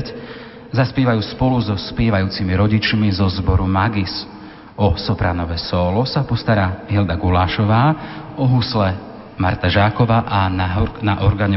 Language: Slovak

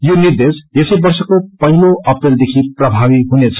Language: Nepali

